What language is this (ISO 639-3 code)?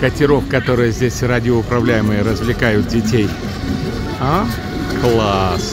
rus